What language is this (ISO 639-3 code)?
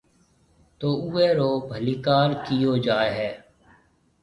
mve